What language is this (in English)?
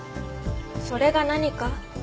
Japanese